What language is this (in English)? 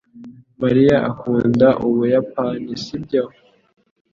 Kinyarwanda